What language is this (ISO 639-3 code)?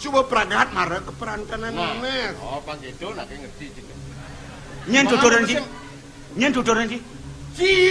ind